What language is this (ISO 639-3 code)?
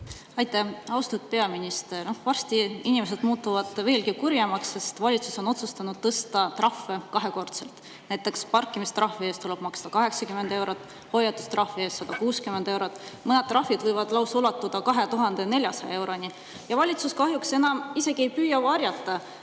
est